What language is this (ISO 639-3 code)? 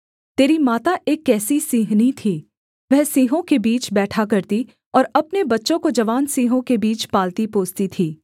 hin